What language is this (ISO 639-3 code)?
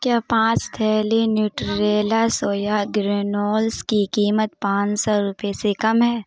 urd